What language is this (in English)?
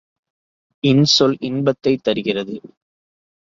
Tamil